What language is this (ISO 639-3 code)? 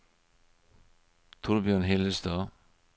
nor